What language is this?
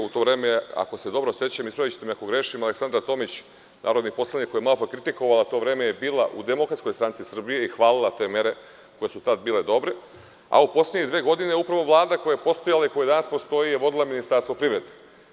Serbian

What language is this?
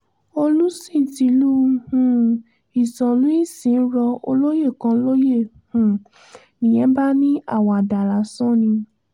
Yoruba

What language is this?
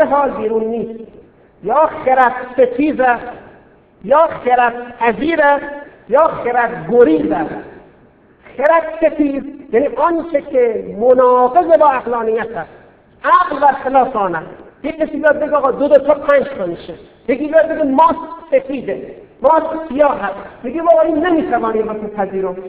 Persian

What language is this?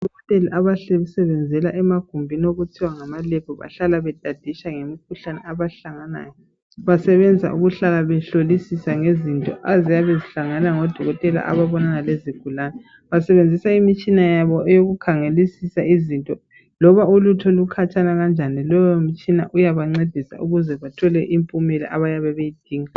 North Ndebele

